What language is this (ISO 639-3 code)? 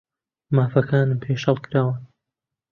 ckb